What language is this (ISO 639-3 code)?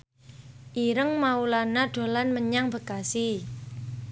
jav